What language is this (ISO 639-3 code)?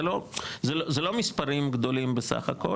heb